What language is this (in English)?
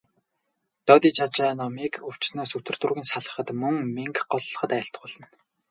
Mongolian